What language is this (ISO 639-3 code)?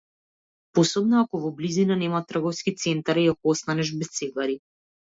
mkd